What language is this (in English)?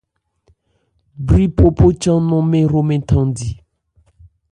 Ebrié